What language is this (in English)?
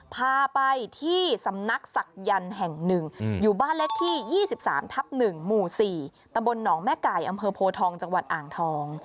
Thai